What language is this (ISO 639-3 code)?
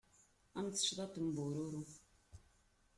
kab